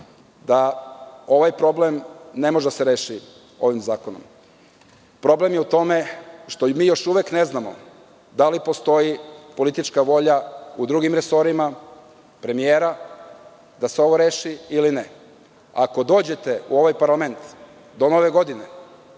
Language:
Serbian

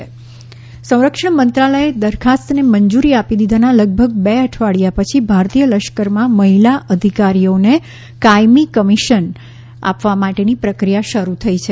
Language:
Gujarati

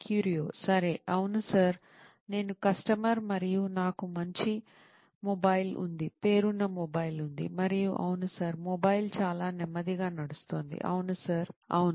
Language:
Telugu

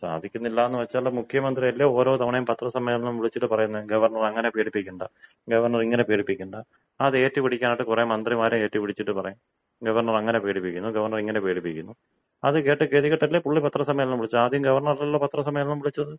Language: Malayalam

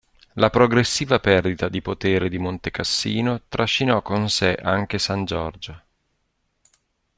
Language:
Italian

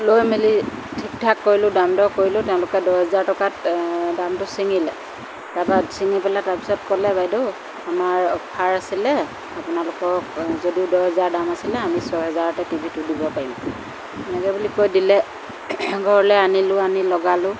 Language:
Assamese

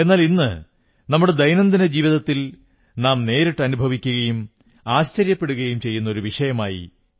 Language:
Malayalam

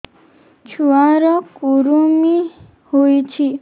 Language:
Odia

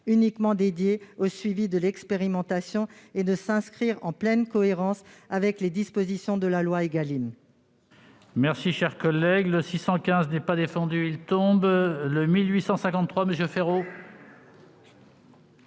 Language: French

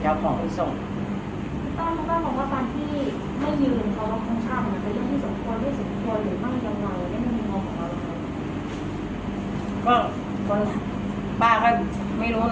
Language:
Thai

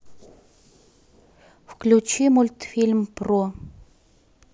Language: Russian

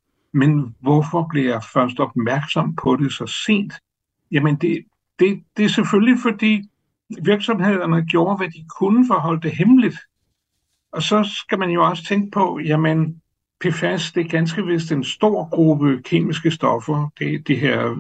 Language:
Danish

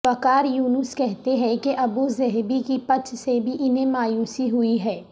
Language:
Urdu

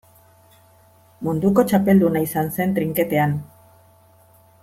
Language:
Basque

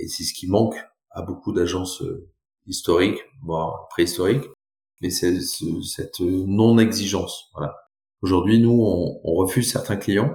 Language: French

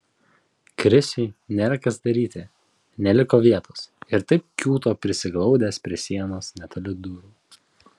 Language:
Lithuanian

